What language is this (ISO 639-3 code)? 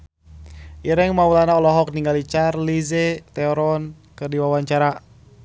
sun